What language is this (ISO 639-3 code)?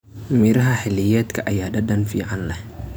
som